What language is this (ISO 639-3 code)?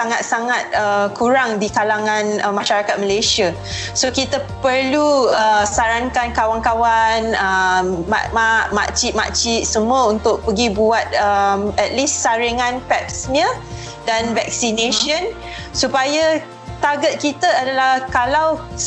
msa